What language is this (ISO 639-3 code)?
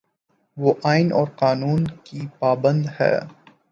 urd